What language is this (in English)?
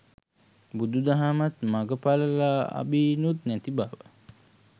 Sinhala